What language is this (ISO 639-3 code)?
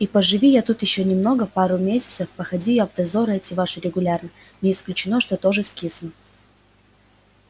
rus